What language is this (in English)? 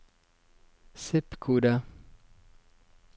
Norwegian